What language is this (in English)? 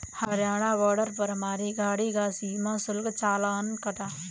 Hindi